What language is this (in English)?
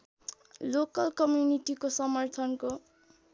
Nepali